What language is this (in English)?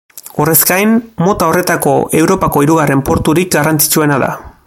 Basque